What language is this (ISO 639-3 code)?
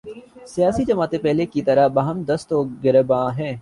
urd